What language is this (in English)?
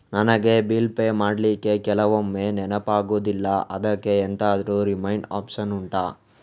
Kannada